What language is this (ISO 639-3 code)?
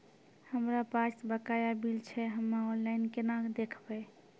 mai